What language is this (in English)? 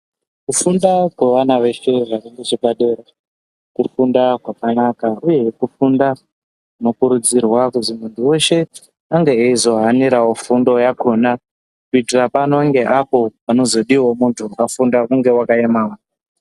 Ndau